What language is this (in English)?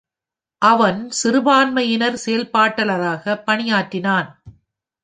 Tamil